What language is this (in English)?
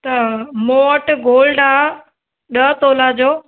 Sindhi